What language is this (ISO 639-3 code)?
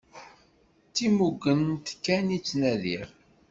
kab